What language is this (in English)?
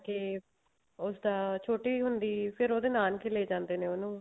Punjabi